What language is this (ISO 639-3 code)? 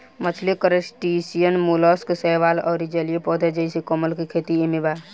bho